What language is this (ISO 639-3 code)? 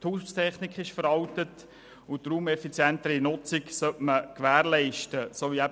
gsw